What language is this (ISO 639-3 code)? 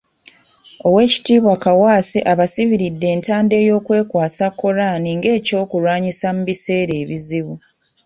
lug